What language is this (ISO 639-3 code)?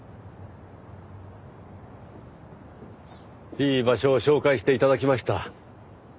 jpn